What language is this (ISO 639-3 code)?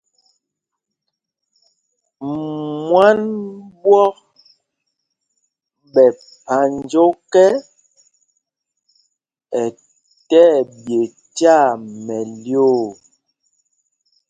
mgg